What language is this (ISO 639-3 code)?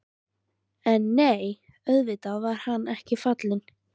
isl